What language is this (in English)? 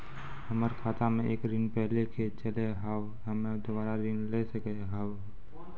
Maithili